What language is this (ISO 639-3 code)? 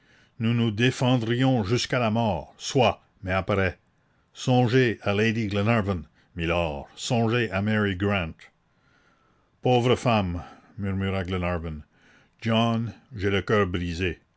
fra